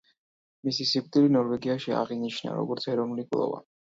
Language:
Georgian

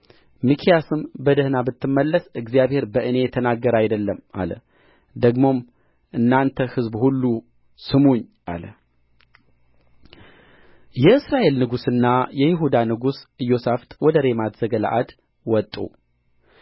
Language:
Amharic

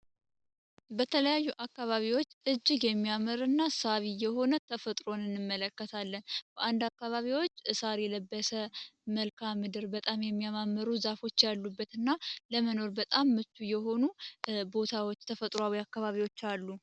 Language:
Amharic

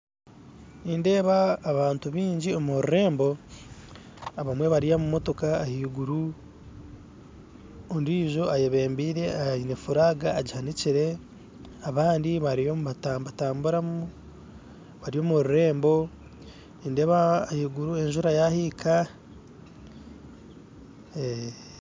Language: Nyankole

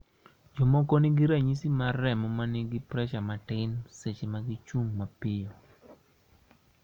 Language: Luo (Kenya and Tanzania)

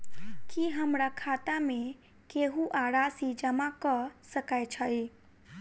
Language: Maithili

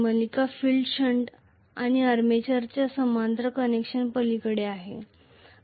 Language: Marathi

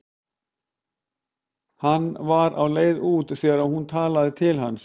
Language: Icelandic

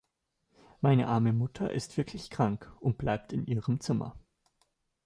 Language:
German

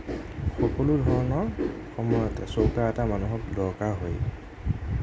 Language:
Assamese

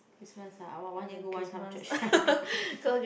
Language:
English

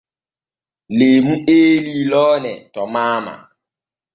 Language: Borgu Fulfulde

